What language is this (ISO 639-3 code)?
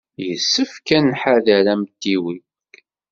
kab